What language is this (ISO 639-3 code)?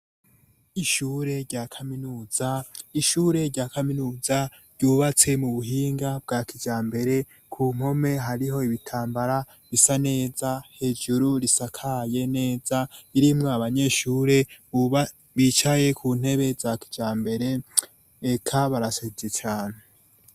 run